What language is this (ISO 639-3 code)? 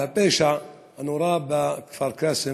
heb